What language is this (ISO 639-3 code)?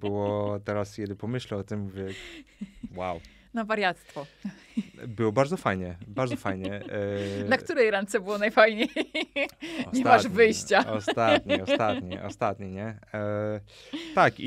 pol